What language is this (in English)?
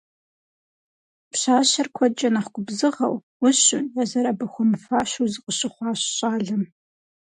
Kabardian